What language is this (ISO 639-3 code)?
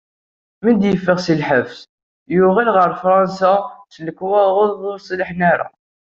kab